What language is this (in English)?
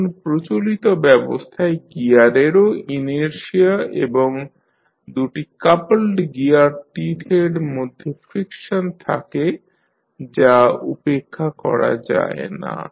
Bangla